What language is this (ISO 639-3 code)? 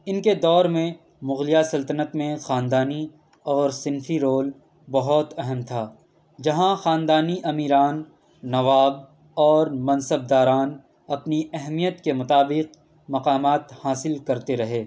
urd